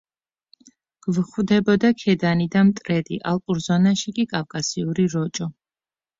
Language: Georgian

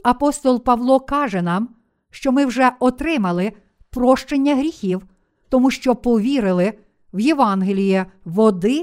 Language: Ukrainian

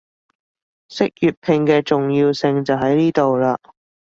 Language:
Cantonese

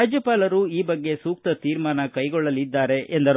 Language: Kannada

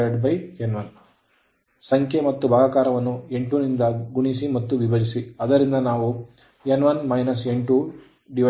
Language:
Kannada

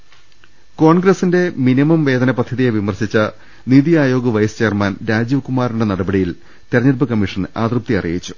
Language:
Malayalam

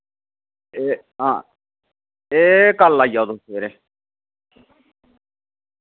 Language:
Dogri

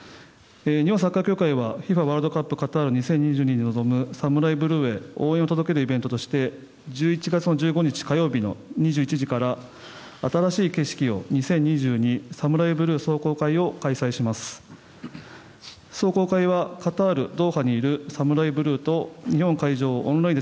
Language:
Japanese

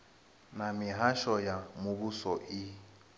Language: Venda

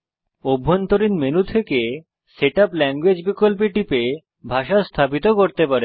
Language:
Bangla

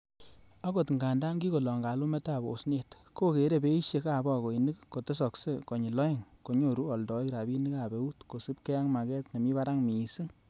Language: Kalenjin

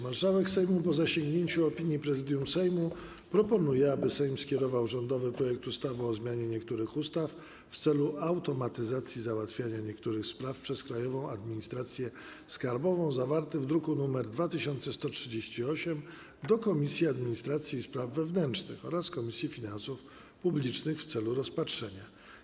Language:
Polish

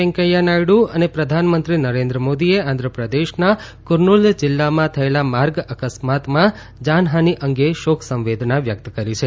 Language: Gujarati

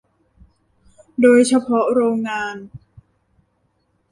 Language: Thai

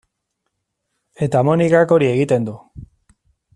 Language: Basque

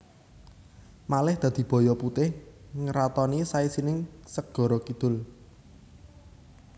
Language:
Javanese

